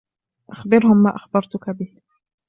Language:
Arabic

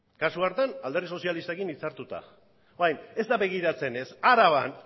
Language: Basque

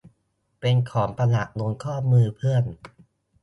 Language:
Thai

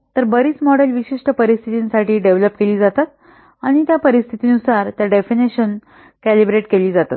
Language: Marathi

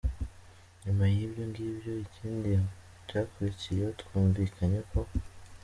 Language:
Kinyarwanda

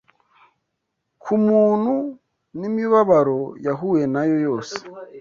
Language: Kinyarwanda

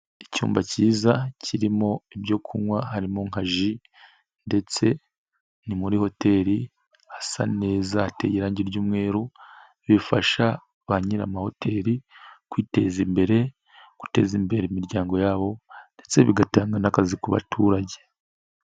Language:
Kinyarwanda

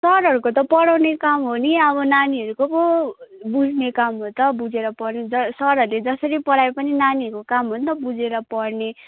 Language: Nepali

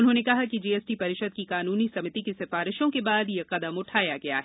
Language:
Hindi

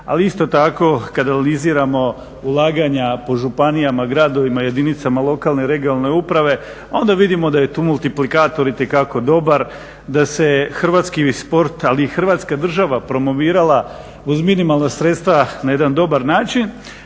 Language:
Croatian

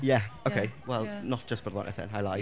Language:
Welsh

